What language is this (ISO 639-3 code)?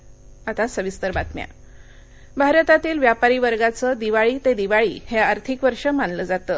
mar